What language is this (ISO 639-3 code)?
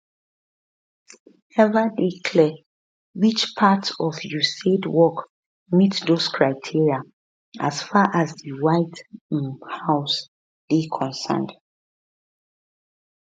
pcm